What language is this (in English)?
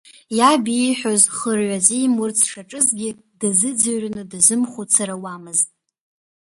Abkhazian